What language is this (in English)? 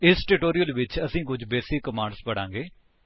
Punjabi